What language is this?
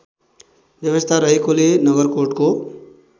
Nepali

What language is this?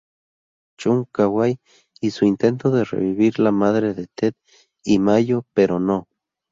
Spanish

